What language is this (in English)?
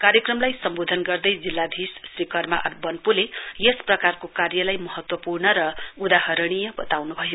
Nepali